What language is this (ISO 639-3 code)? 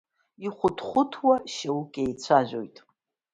abk